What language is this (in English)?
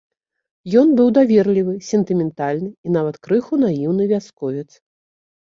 Belarusian